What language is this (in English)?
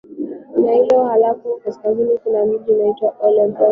Swahili